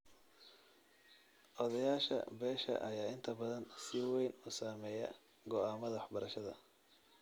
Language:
Somali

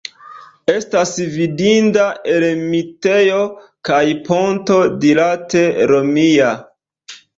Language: Esperanto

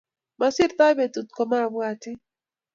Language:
Kalenjin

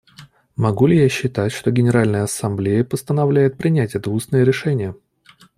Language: Russian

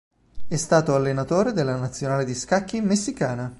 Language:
Italian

